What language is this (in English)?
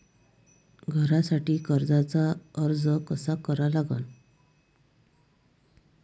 Marathi